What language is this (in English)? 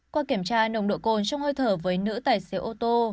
Vietnamese